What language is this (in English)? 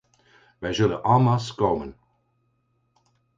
Dutch